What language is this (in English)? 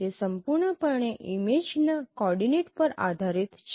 Gujarati